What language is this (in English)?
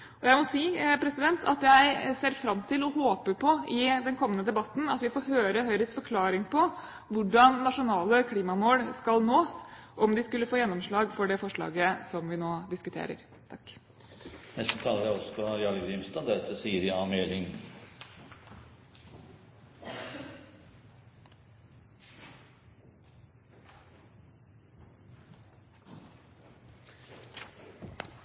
Norwegian